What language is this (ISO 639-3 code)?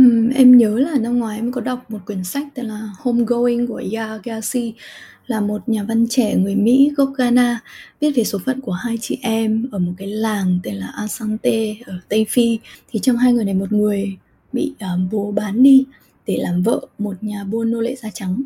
vie